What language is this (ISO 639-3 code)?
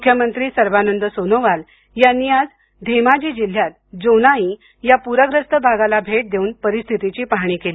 mar